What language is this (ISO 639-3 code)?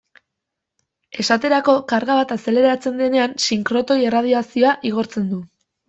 eus